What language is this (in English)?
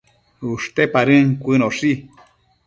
Matsés